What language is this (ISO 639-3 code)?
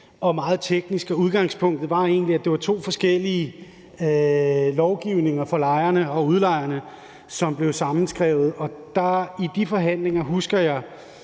dan